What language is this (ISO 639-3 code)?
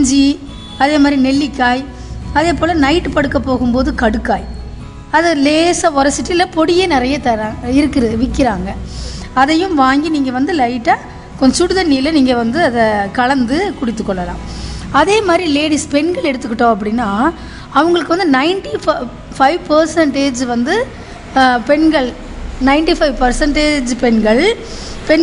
tam